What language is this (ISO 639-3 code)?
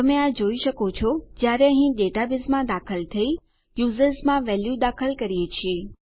guj